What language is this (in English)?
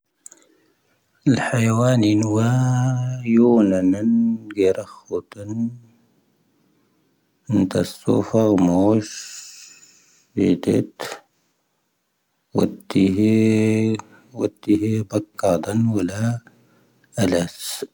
Tahaggart Tamahaq